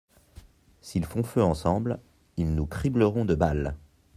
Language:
French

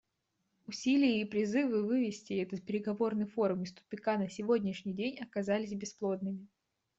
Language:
Russian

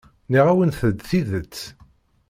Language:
Kabyle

